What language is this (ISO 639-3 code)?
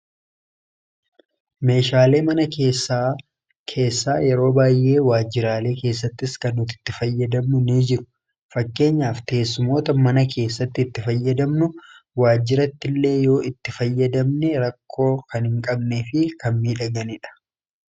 orm